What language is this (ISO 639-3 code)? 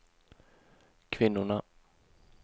swe